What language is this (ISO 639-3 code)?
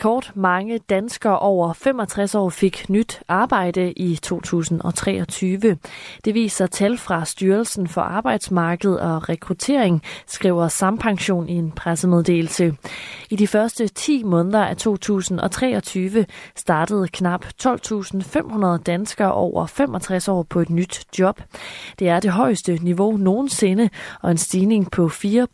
dan